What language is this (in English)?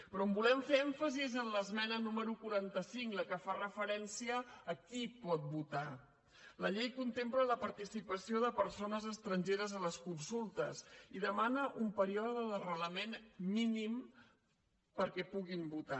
Catalan